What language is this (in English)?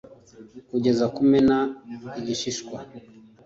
Kinyarwanda